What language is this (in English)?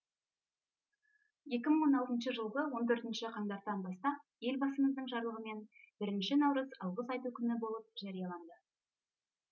Kazakh